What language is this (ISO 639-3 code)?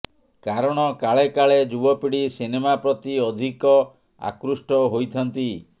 ori